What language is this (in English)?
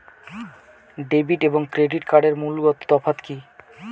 Bangla